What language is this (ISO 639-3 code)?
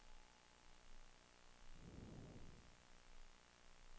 swe